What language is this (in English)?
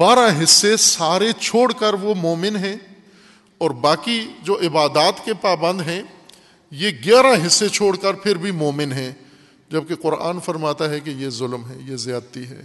Urdu